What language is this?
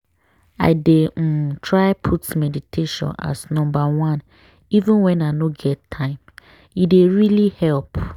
Nigerian Pidgin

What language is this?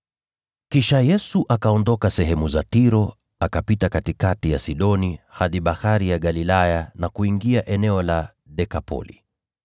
Swahili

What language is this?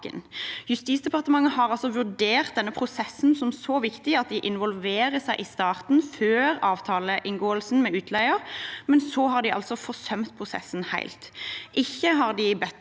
Norwegian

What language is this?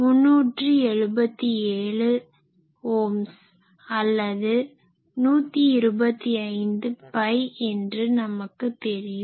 Tamil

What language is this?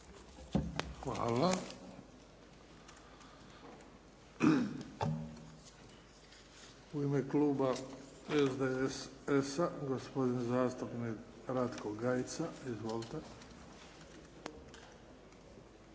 Croatian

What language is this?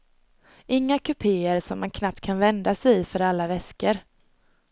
Swedish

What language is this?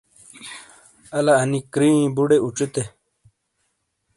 Shina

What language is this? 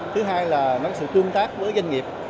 Vietnamese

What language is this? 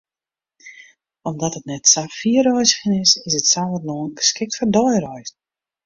Western Frisian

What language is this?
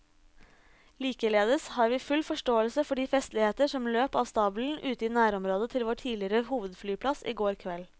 Norwegian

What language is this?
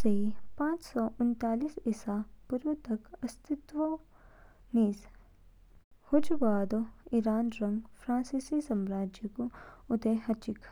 Kinnauri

